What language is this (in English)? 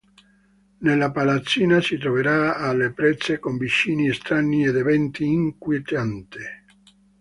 Italian